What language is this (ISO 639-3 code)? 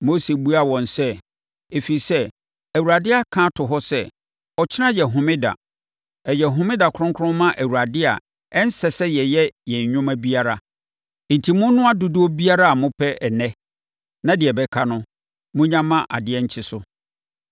aka